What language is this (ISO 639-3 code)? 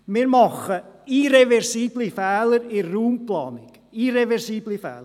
gsw